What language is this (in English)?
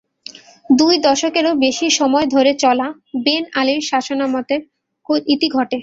Bangla